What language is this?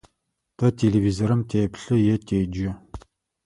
Adyghe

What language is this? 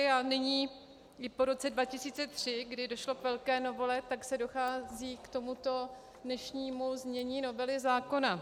Czech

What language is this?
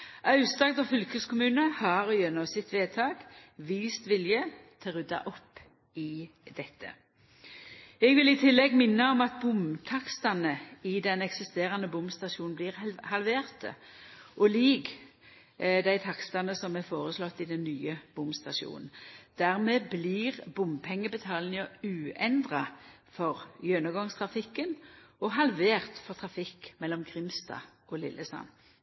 Norwegian Nynorsk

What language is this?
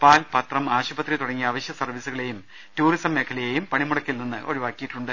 Malayalam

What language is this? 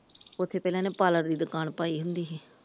Punjabi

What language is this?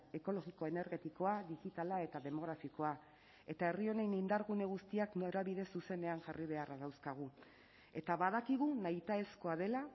Basque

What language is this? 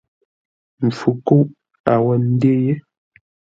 Ngombale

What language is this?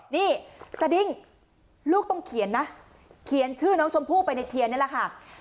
Thai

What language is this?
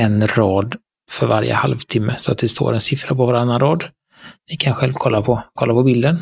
Swedish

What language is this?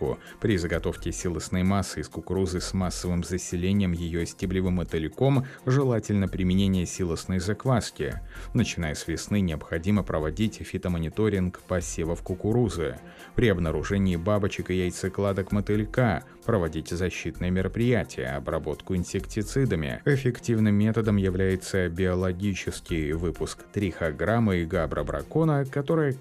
Russian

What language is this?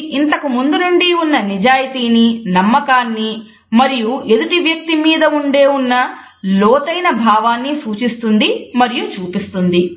Telugu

